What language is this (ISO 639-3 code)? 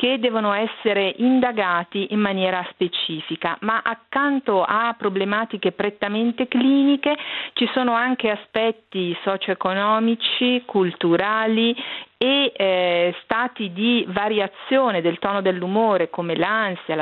ita